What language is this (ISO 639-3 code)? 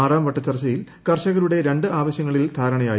mal